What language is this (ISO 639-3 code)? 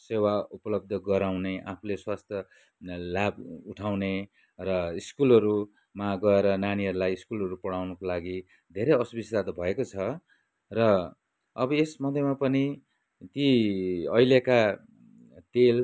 nep